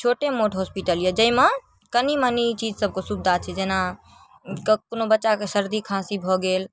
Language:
Maithili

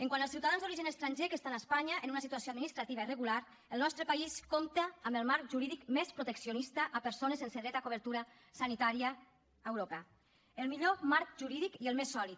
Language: Catalan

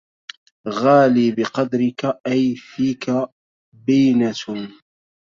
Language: Arabic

